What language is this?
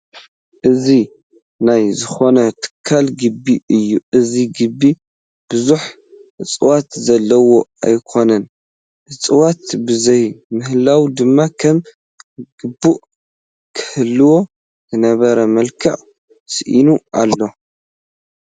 Tigrinya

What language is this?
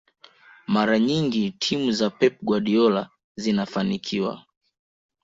Swahili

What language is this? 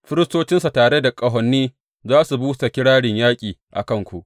Hausa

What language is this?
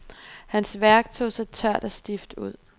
Danish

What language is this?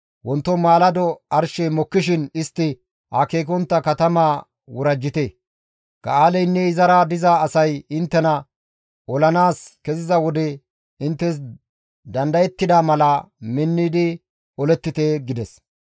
Gamo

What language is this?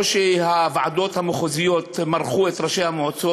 Hebrew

